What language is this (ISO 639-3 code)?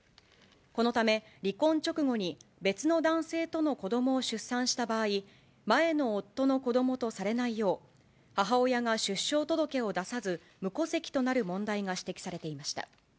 jpn